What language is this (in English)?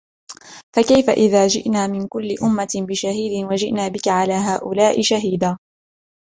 Arabic